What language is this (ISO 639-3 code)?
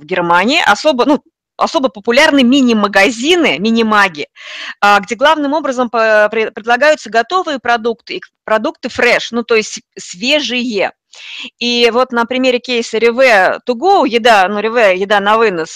rus